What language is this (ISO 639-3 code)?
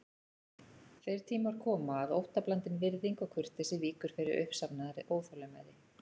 isl